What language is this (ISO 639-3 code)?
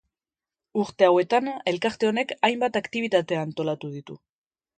eus